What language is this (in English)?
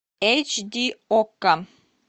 Russian